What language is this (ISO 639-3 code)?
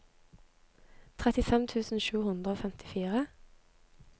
nor